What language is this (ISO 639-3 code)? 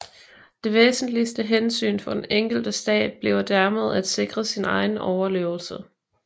dan